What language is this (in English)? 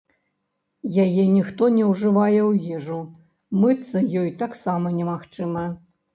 Belarusian